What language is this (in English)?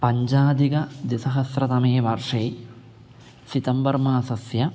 Sanskrit